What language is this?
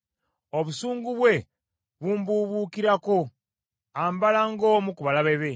Ganda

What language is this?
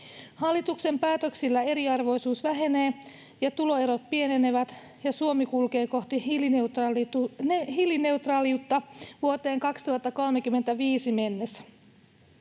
Finnish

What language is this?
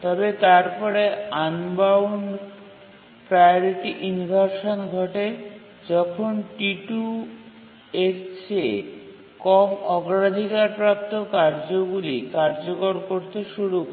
Bangla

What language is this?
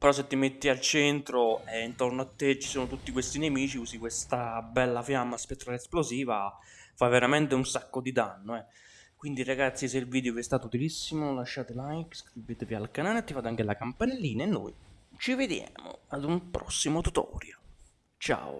Italian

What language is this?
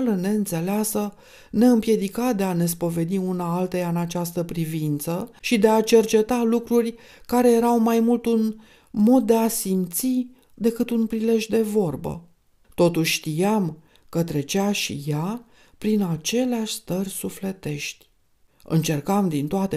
Romanian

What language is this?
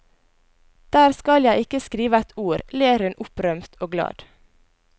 Norwegian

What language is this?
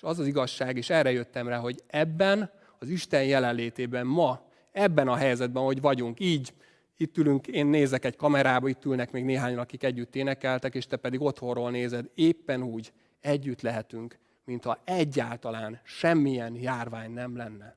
Hungarian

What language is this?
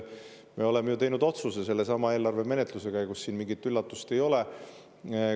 Estonian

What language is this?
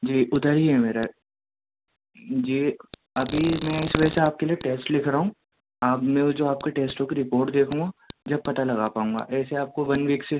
Urdu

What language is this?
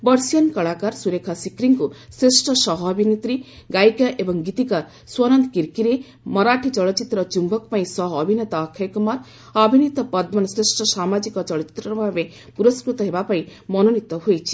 Odia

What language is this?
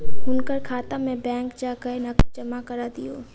Maithili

